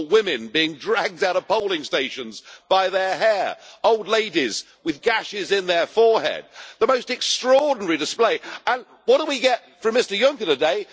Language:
English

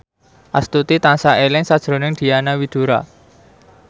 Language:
Javanese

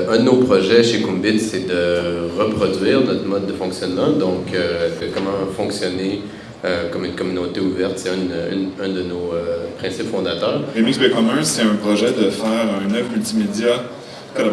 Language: French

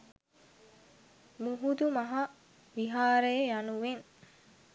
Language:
Sinhala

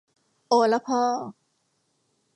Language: Thai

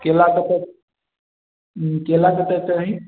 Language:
Maithili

